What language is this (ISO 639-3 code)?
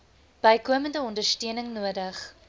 afr